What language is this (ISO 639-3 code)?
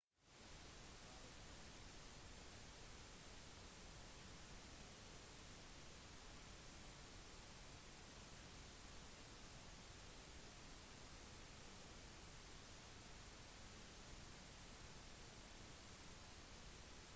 nob